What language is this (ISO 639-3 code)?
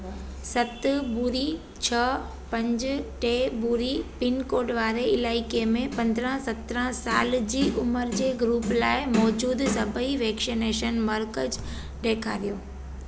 snd